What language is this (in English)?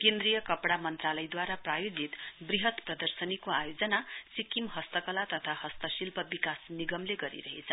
Nepali